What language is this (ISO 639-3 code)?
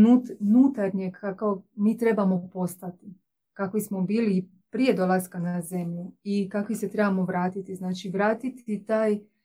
hrv